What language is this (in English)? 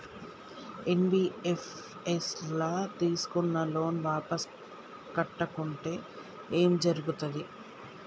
Telugu